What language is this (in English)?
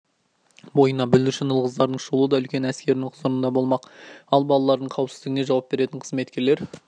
Kazakh